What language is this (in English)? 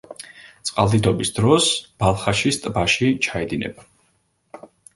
Georgian